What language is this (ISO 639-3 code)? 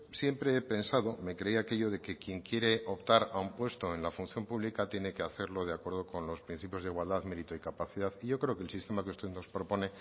spa